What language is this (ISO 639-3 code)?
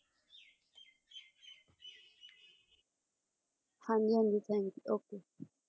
pan